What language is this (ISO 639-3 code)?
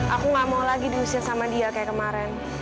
ind